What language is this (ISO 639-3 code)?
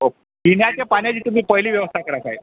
mar